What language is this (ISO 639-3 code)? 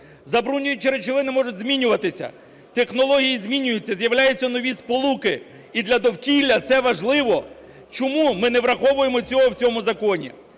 ukr